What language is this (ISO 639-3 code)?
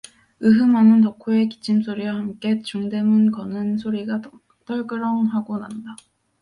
kor